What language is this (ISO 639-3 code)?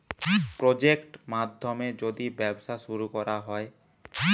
ben